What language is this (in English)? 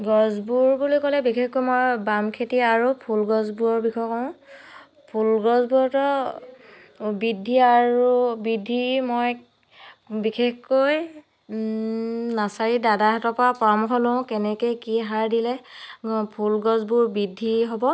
Assamese